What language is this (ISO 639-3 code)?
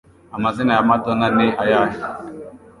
kin